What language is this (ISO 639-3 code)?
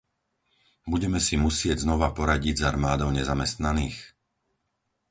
slk